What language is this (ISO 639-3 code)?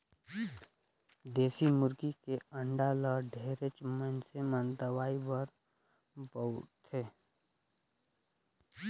hne